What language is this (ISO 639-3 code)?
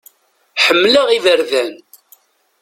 kab